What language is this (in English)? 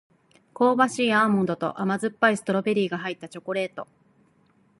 Japanese